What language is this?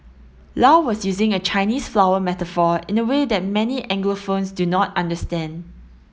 English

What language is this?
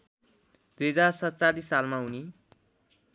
Nepali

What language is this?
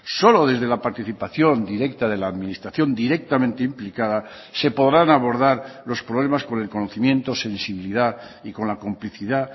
Spanish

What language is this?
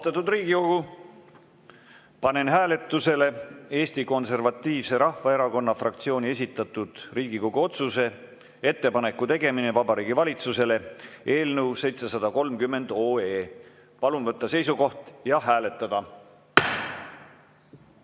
Estonian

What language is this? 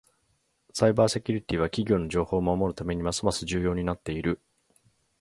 Japanese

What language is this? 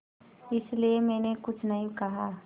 Hindi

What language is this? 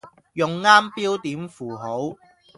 Cantonese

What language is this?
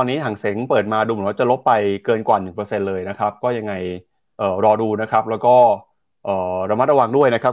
Thai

